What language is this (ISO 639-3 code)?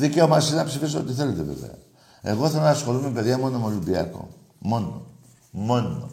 ell